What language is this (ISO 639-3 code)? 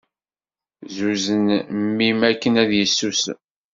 kab